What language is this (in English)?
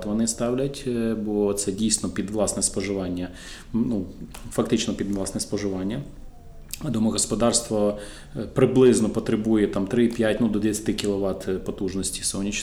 Ukrainian